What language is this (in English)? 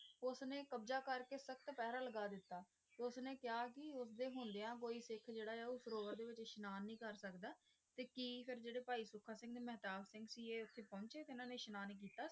Punjabi